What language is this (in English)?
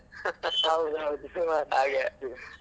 Kannada